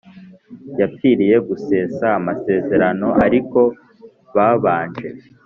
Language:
Kinyarwanda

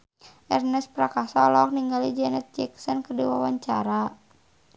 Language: Sundanese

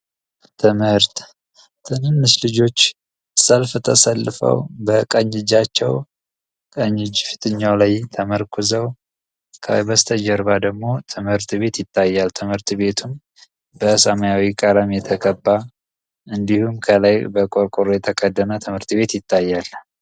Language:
Amharic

